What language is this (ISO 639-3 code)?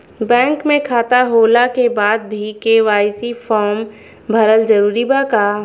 bho